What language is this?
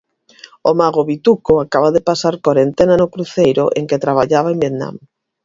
Galician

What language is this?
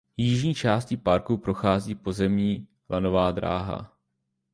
Czech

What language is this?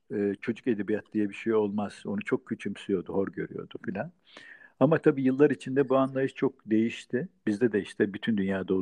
Turkish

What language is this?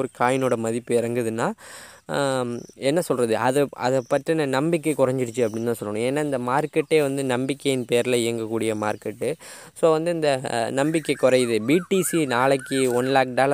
Tamil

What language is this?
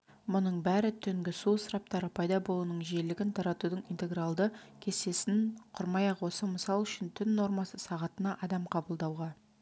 Kazakh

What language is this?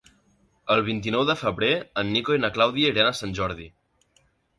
Catalan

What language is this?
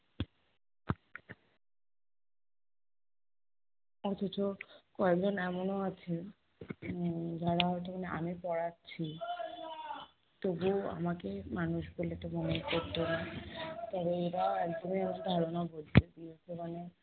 Bangla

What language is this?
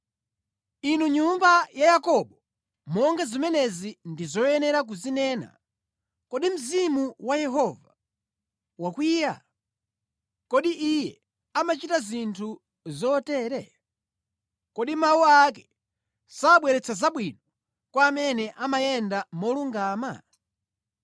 Nyanja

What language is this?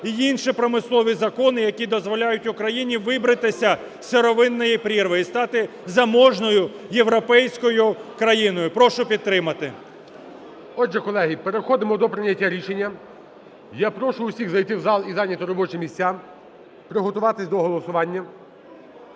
Ukrainian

